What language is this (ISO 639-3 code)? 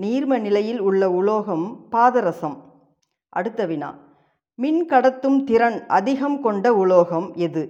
tam